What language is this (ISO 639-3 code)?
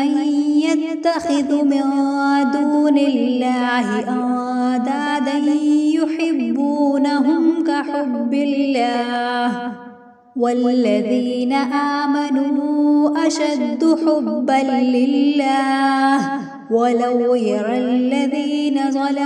ara